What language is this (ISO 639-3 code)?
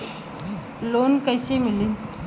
bho